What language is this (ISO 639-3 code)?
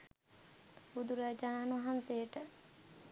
sin